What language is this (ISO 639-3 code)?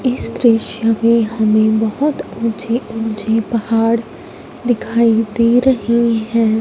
hin